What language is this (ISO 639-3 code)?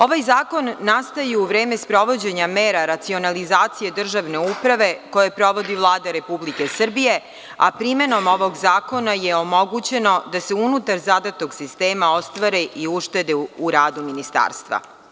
srp